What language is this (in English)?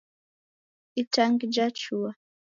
Taita